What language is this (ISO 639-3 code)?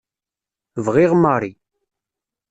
kab